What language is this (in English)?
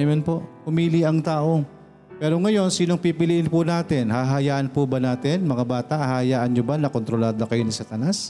Filipino